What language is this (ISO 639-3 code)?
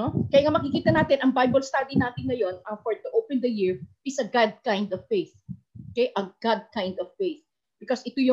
fil